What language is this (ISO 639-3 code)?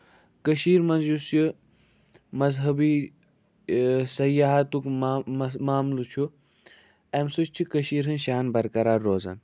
kas